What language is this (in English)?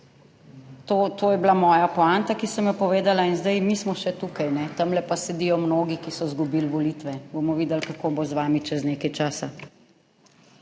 Slovenian